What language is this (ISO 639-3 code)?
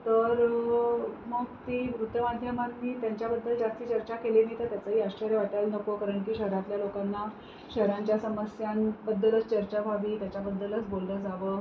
mar